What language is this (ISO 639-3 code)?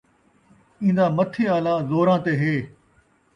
skr